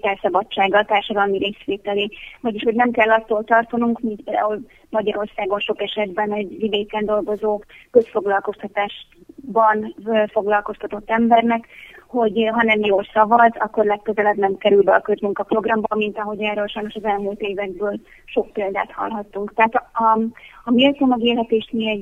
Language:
Hungarian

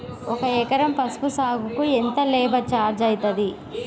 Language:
Telugu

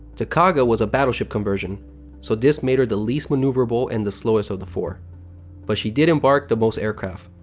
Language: English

